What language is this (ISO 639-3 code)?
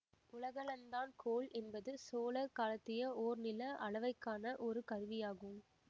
tam